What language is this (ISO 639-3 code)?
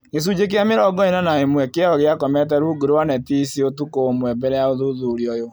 kik